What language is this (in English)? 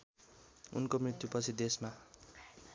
Nepali